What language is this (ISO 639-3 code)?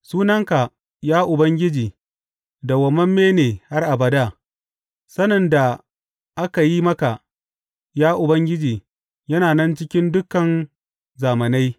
hau